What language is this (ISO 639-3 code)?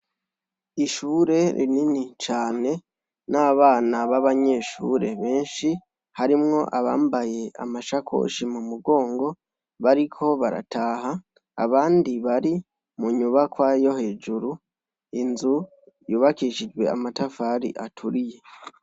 run